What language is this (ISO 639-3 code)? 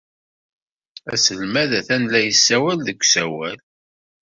kab